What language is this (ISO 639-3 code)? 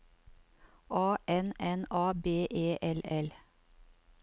nor